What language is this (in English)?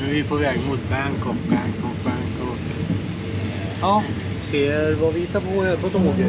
Swedish